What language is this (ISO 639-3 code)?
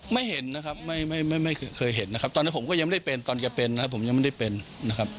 tha